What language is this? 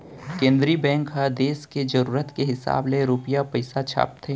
Chhattisgarhi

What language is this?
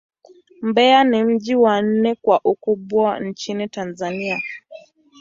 Swahili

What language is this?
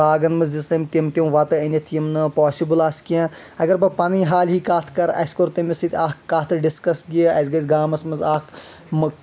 Kashmiri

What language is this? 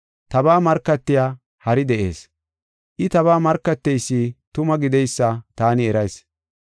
Gofa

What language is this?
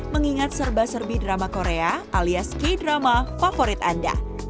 Indonesian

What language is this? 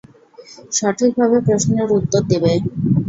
Bangla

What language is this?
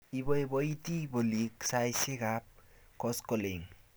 Kalenjin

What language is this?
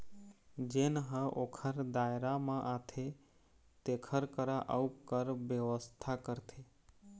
Chhattisgarhi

